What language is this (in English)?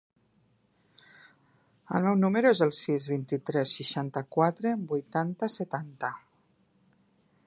Catalan